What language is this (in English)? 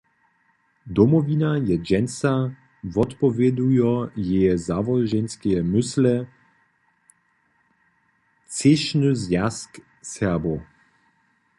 Upper Sorbian